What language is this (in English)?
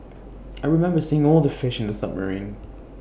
English